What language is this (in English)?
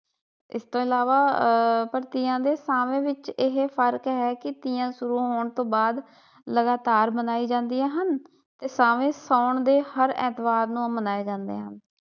Punjabi